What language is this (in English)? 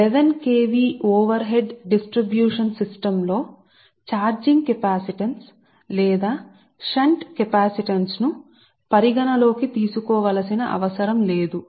Telugu